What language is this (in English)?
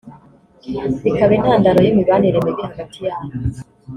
Kinyarwanda